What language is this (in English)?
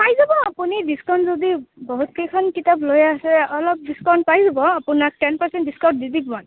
Assamese